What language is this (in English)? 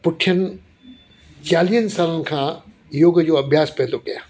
Sindhi